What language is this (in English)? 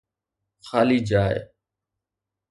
Sindhi